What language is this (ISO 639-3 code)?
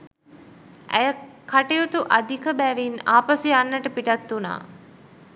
sin